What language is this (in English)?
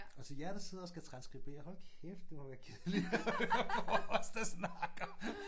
Danish